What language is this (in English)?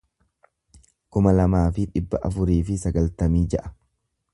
Oromo